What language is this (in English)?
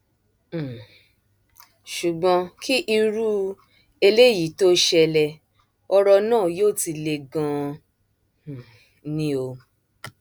Yoruba